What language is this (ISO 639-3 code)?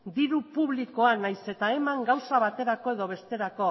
eus